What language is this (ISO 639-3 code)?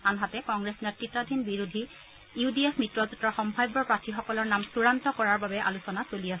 asm